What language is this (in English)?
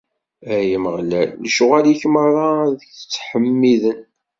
Kabyle